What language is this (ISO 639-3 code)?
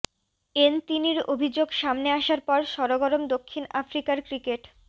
ben